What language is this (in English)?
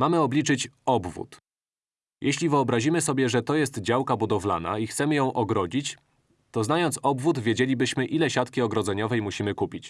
Polish